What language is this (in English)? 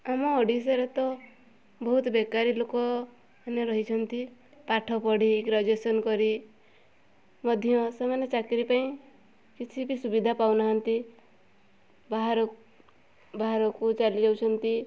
Odia